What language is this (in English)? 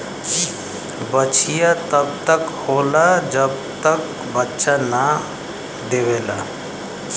Bhojpuri